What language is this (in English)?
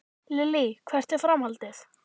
Icelandic